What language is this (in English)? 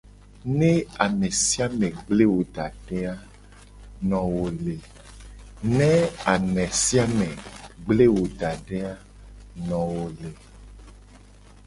Gen